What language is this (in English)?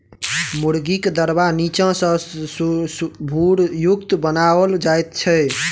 Maithili